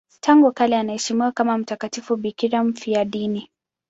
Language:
Swahili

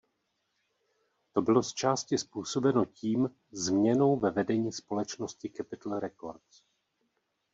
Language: Czech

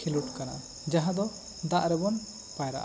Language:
Santali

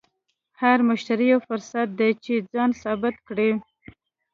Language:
Pashto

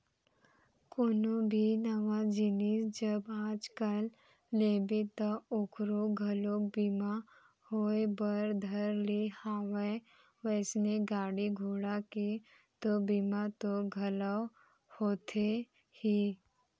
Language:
Chhattisgarhi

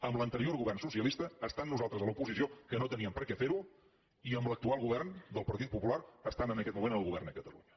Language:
Catalan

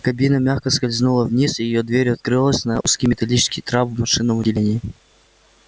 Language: Russian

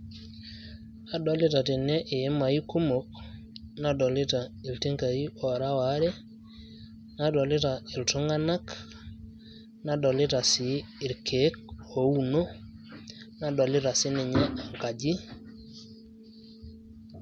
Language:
Masai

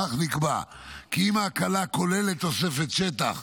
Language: Hebrew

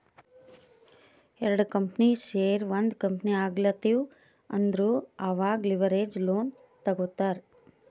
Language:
Kannada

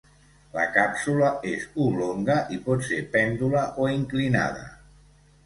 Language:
Catalan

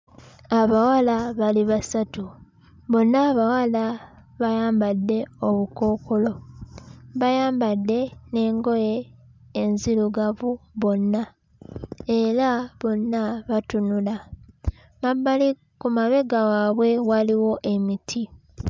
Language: Ganda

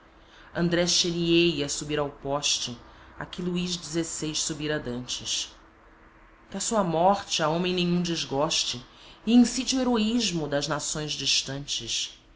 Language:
Portuguese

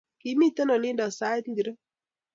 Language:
Kalenjin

